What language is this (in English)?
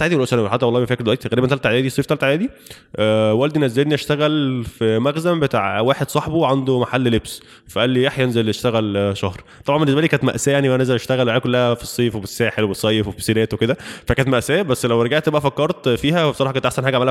Arabic